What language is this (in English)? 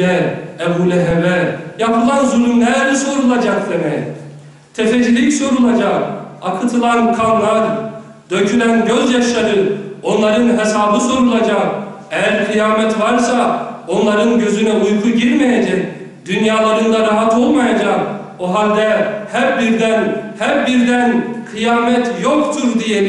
Turkish